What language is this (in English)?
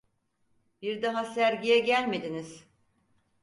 Turkish